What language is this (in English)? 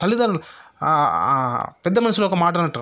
Telugu